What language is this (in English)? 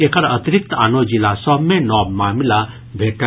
Maithili